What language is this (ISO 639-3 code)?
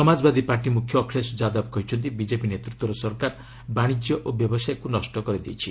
ori